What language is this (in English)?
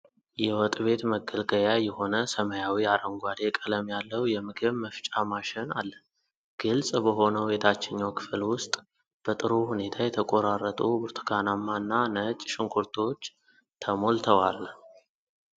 Amharic